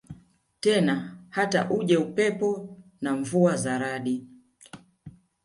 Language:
Swahili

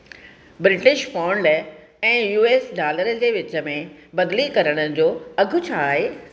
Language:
Sindhi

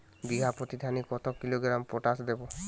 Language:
Bangla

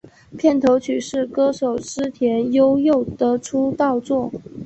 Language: Chinese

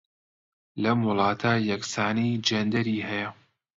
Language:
Central Kurdish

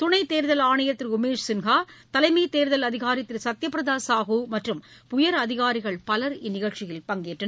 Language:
Tamil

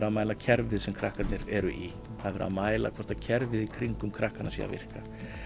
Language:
Icelandic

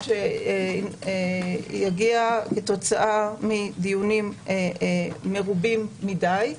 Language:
Hebrew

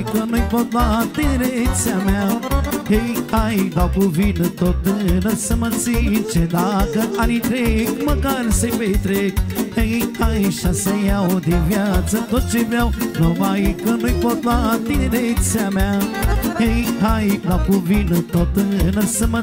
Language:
Romanian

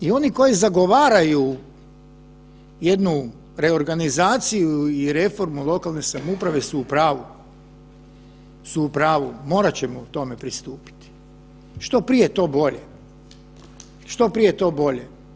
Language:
Croatian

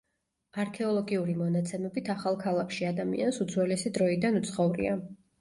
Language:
Georgian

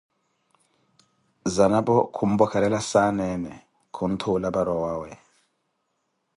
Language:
Koti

